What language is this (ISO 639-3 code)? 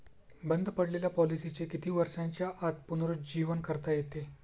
mar